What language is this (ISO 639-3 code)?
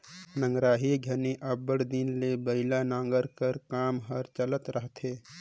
hne